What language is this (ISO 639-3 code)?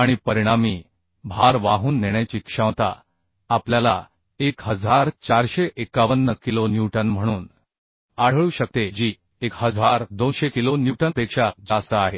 mar